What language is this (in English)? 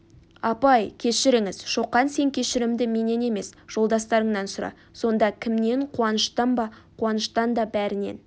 Kazakh